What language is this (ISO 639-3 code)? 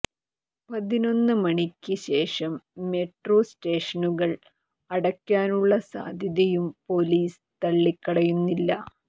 mal